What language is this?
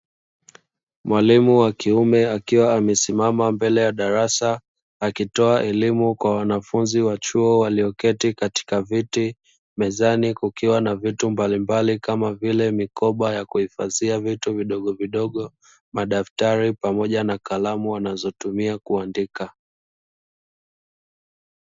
Swahili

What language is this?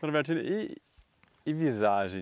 Portuguese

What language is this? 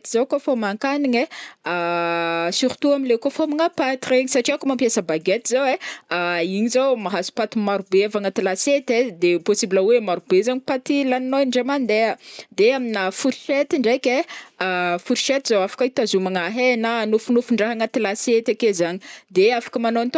Northern Betsimisaraka Malagasy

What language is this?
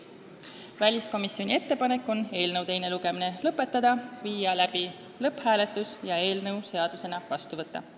Estonian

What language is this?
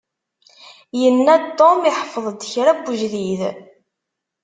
Kabyle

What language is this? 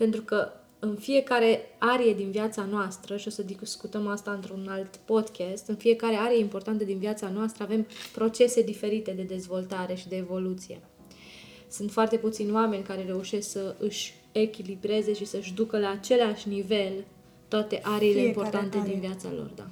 Romanian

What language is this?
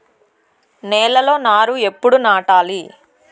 Telugu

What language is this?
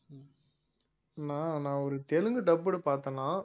Tamil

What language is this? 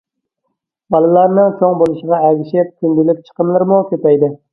Uyghur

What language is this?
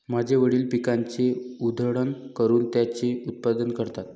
Marathi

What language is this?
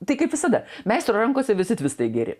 Lithuanian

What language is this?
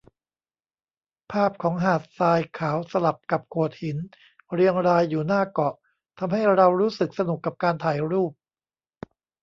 Thai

